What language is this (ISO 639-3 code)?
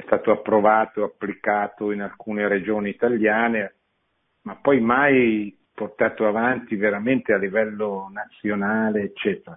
ita